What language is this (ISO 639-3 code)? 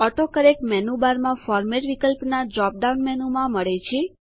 guj